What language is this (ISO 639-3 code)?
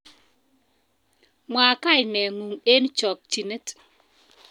kln